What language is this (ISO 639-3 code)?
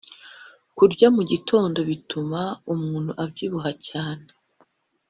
kin